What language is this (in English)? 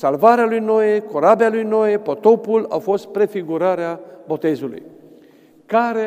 Romanian